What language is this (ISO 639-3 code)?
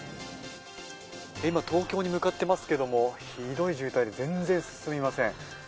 jpn